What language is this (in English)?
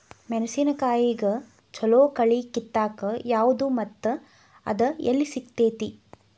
Kannada